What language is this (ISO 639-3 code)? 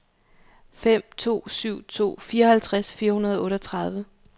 dan